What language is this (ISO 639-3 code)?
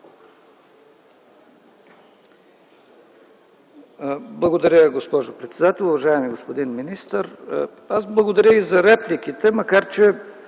bul